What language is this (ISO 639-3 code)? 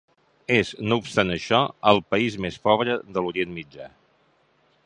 cat